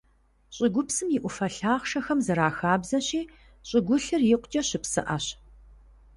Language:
Kabardian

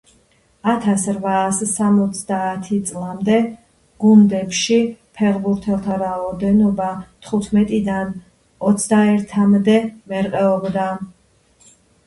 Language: Georgian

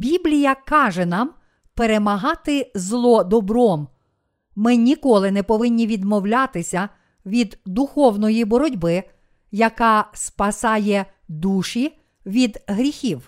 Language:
Ukrainian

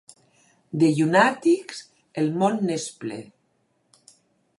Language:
Catalan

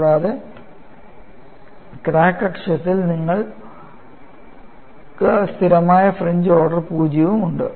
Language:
Malayalam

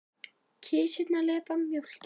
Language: Icelandic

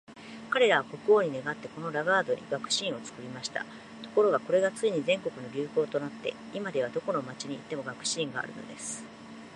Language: Japanese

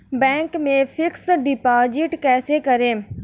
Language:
Hindi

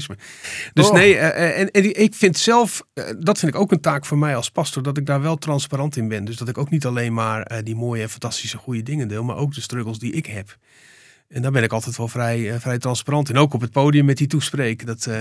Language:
Dutch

